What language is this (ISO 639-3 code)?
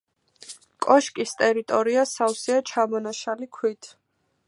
kat